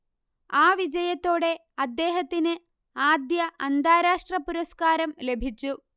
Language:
Malayalam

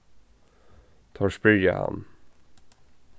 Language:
Faroese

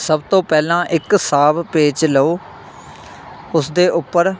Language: Punjabi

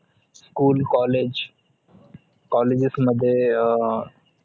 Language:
Marathi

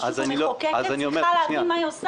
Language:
Hebrew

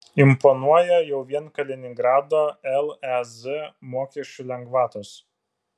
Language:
Lithuanian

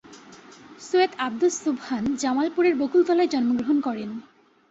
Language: Bangla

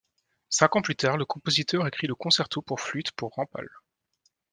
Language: French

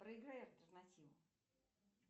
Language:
Russian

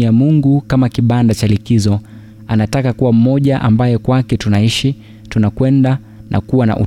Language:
Swahili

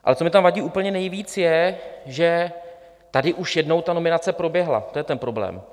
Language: Czech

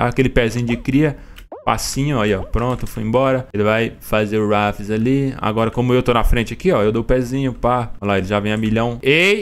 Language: Portuguese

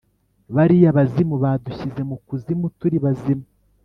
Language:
Kinyarwanda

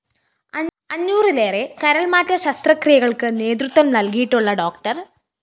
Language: Malayalam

